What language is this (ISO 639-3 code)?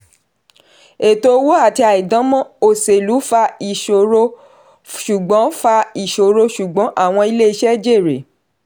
yor